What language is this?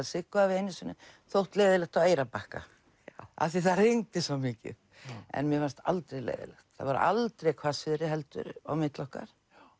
Icelandic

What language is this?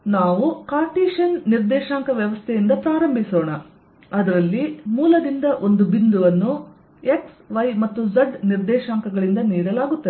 Kannada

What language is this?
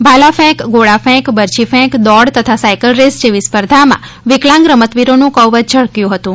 Gujarati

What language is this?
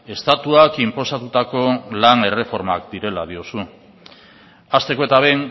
Basque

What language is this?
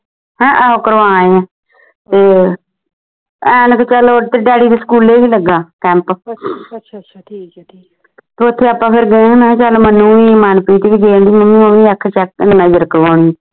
Punjabi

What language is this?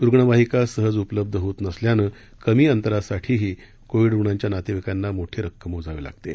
Marathi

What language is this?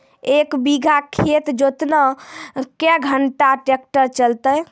Maithili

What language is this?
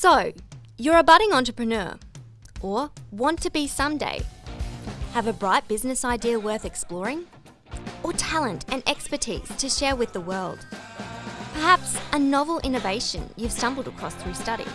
English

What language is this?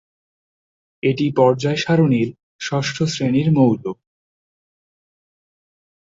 Bangla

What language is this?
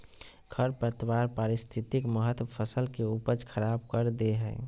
Magahi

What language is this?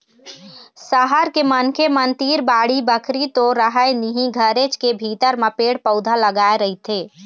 Chhattisgarhi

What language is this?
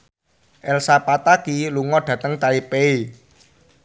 Javanese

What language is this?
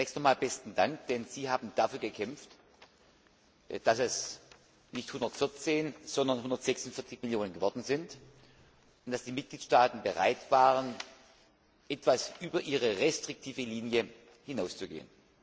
German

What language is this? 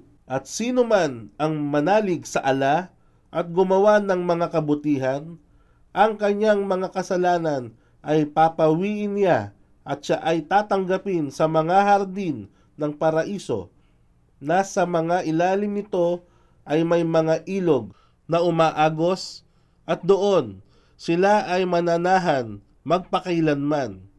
Filipino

